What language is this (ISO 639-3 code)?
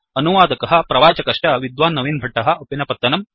san